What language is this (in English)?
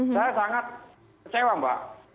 Indonesian